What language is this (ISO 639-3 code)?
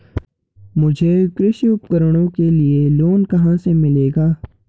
hin